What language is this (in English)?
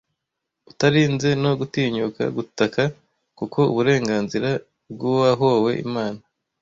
Kinyarwanda